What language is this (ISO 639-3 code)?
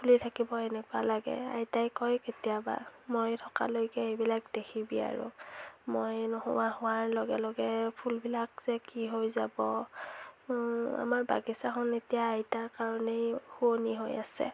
asm